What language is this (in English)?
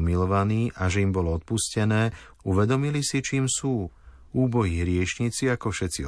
Slovak